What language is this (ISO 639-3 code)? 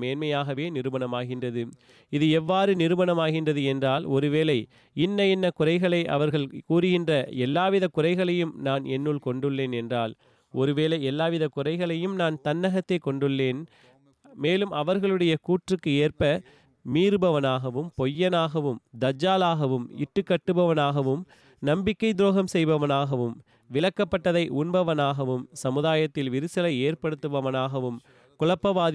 tam